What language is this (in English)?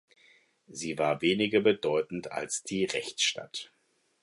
German